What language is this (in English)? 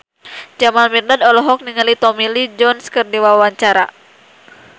Sundanese